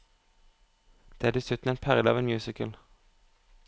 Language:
Norwegian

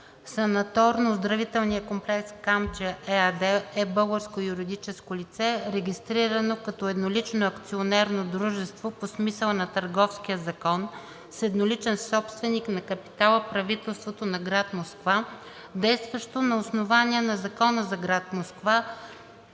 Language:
Bulgarian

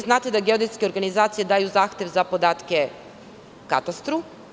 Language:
Serbian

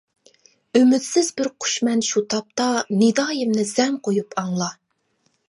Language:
Uyghur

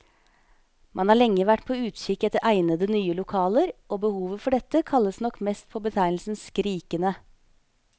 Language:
Norwegian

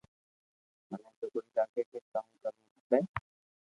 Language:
Loarki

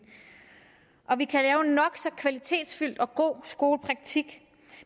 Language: Danish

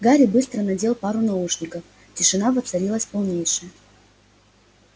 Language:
Russian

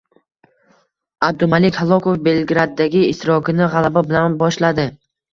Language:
Uzbek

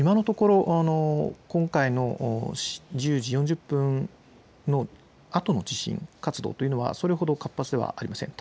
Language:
Japanese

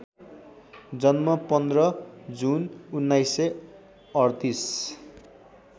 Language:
Nepali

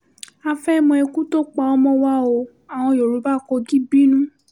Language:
Yoruba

